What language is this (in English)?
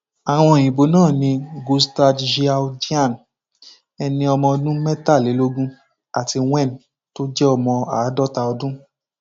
Yoruba